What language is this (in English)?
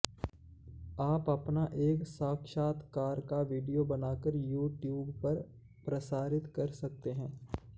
Sanskrit